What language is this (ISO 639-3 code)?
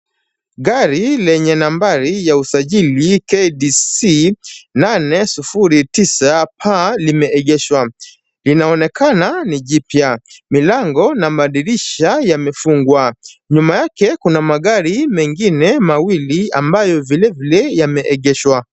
swa